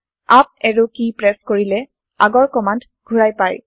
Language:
Assamese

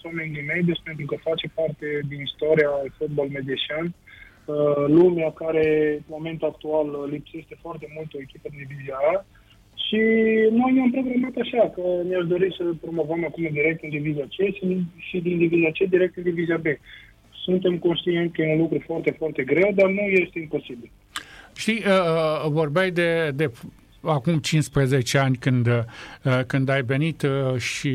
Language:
Romanian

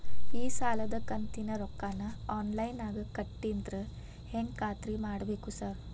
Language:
Kannada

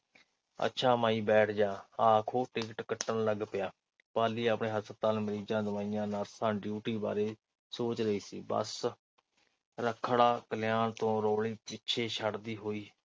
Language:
Punjabi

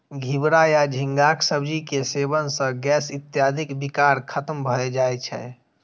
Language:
Maithili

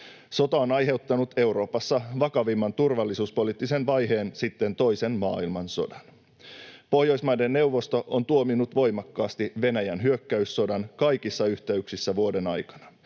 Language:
Finnish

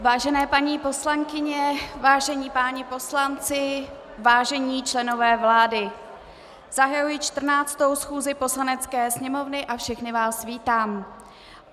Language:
Czech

